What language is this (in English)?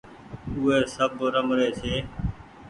Goaria